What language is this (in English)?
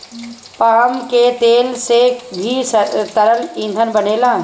Bhojpuri